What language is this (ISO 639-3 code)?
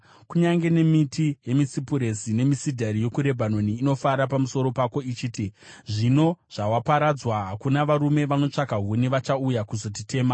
sna